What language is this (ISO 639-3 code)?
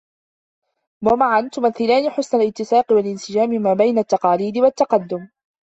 ara